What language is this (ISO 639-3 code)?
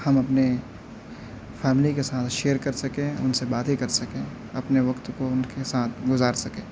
urd